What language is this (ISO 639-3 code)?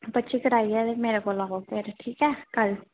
doi